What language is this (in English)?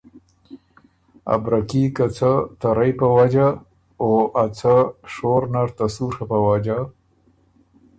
Ormuri